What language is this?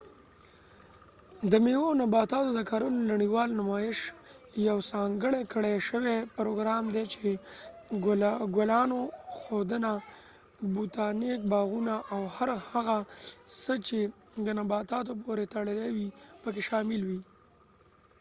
Pashto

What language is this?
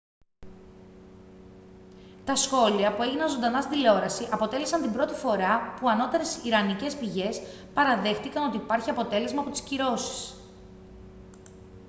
Greek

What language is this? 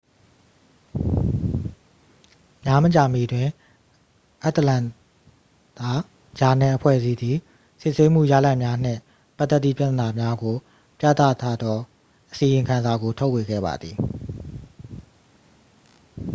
Burmese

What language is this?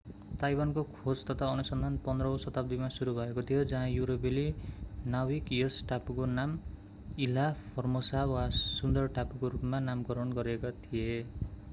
Nepali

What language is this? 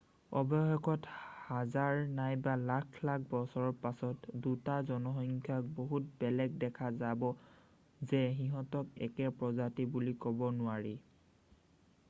Assamese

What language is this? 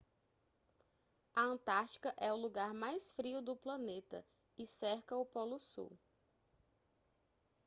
Portuguese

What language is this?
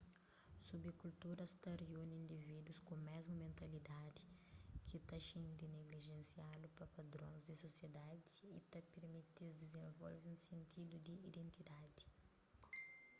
Kabuverdianu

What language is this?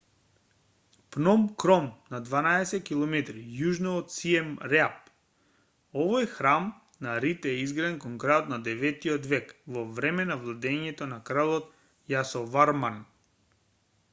Macedonian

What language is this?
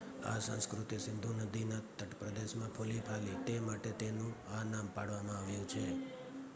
Gujarati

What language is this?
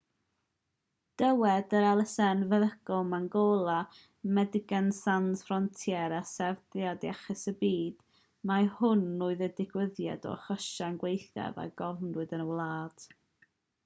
Welsh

